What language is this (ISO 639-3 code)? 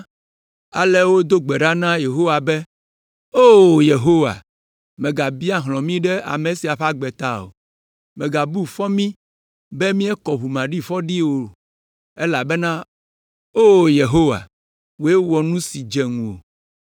ewe